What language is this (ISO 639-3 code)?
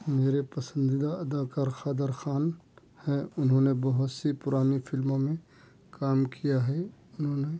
urd